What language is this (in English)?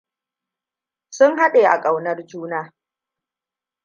Hausa